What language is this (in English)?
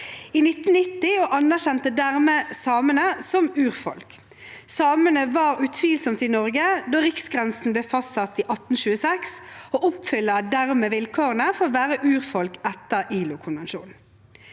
Norwegian